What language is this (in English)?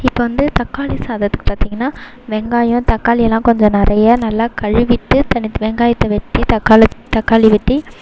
Tamil